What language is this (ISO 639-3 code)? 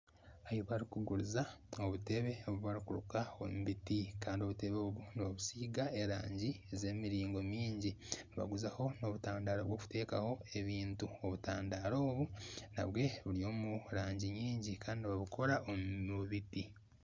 nyn